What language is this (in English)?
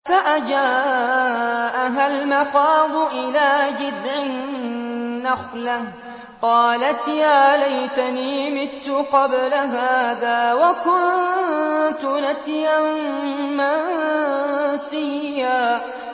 Arabic